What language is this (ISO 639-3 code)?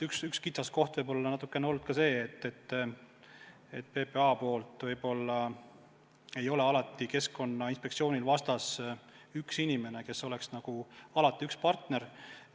est